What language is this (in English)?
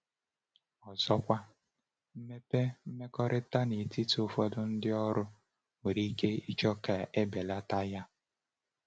Igbo